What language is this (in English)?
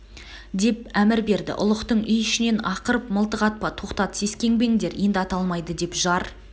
Kazakh